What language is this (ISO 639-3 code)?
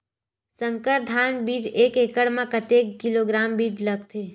hne